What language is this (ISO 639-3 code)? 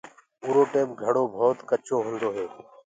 ggg